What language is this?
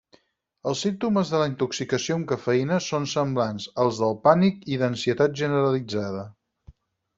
Catalan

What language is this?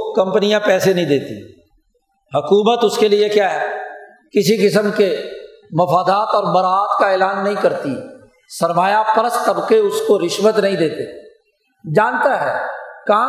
Urdu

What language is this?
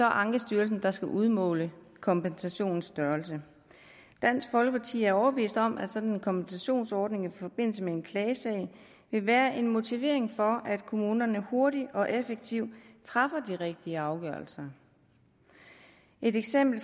Danish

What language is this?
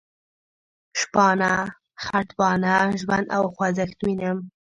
Pashto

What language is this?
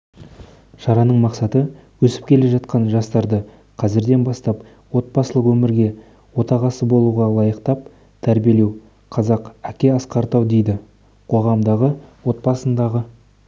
Kazakh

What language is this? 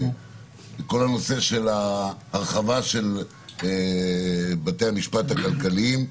Hebrew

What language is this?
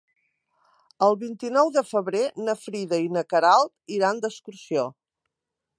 Catalan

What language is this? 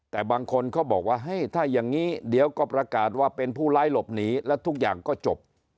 Thai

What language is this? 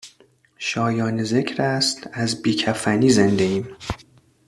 Persian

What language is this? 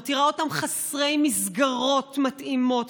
Hebrew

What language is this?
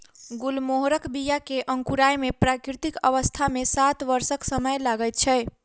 Maithili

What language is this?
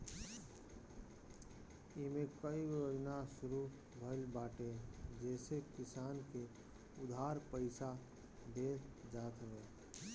Bhojpuri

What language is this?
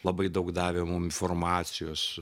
Lithuanian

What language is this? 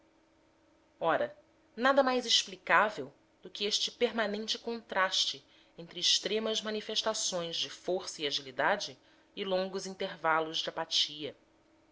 Portuguese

